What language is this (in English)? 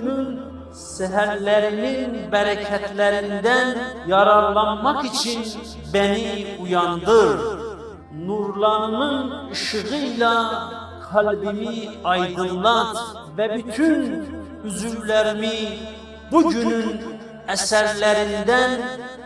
Turkish